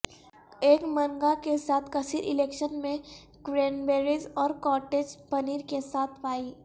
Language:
Urdu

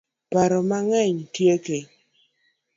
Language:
Luo (Kenya and Tanzania)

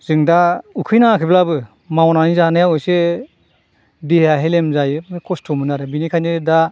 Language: Bodo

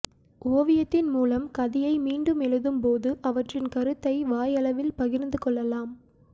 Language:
Tamil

